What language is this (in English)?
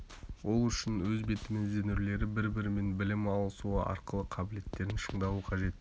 Kazakh